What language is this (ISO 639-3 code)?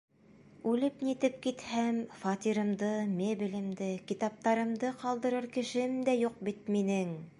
bak